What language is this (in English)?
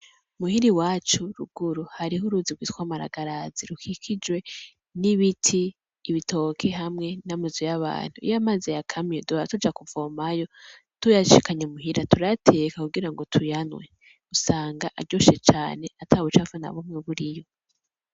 Rundi